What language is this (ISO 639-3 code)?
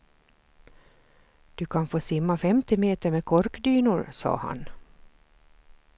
swe